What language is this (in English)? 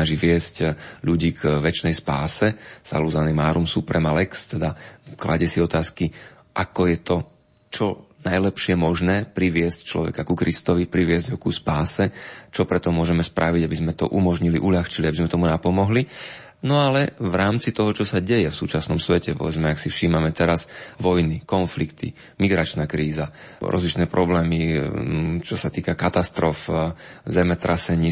Slovak